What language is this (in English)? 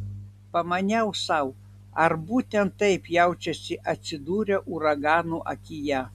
Lithuanian